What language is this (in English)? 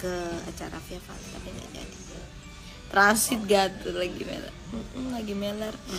Indonesian